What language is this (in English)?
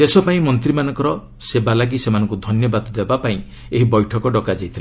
Odia